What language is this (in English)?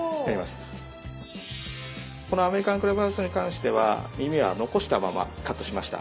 Japanese